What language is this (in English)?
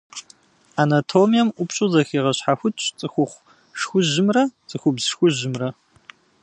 Kabardian